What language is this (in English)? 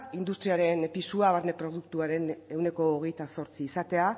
Basque